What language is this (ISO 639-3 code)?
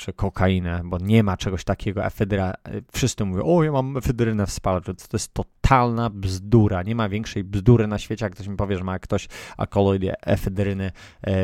pol